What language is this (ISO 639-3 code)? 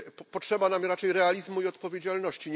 pol